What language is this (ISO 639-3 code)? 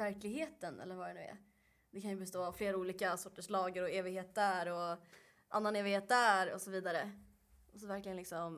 swe